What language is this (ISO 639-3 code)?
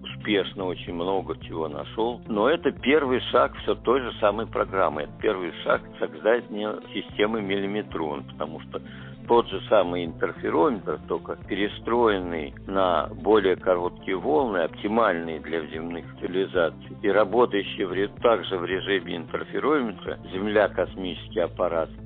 rus